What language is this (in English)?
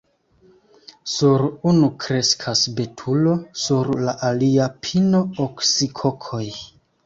Esperanto